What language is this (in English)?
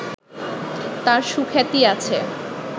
Bangla